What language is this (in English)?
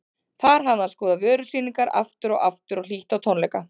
Icelandic